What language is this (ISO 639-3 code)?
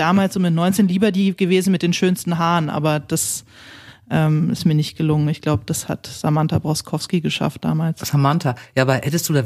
deu